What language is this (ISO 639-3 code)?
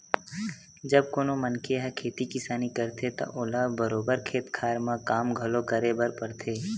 hne